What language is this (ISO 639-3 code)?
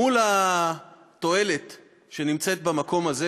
heb